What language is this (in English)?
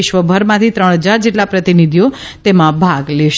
Gujarati